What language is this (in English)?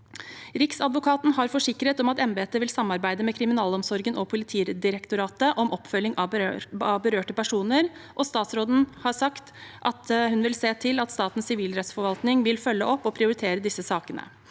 Norwegian